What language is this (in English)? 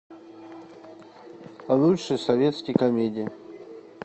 Russian